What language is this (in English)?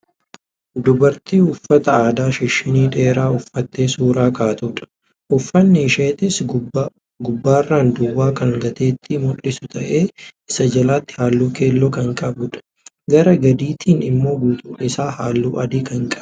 Oromo